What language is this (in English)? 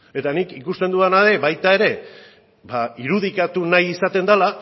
Basque